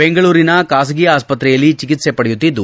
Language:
Kannada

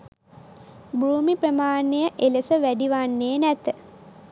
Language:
Sinhala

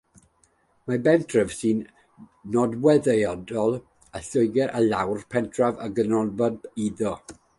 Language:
Welsh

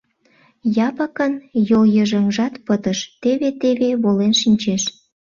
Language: Mari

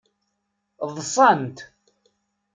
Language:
Kabyle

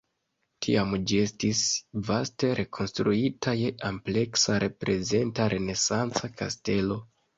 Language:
Esperanto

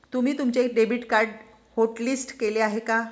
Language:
Marathi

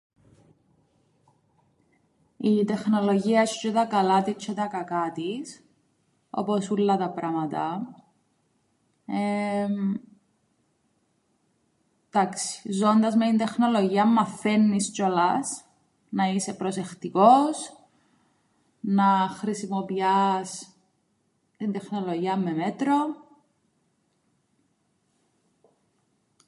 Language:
Greek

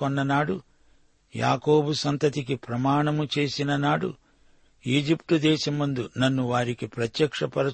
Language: Telugu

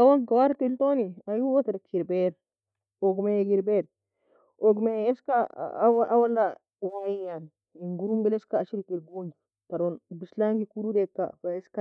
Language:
Nobiin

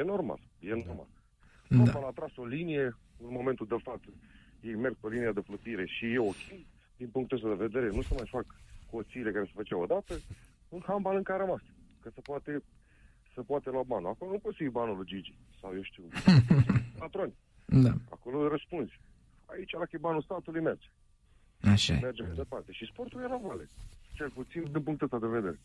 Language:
Romanian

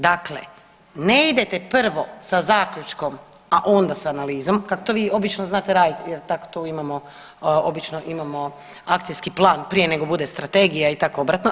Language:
Croatian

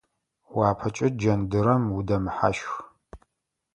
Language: Adyghe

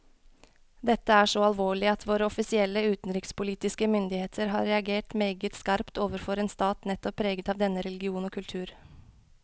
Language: Norwegian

